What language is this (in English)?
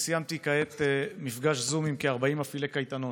Hebrew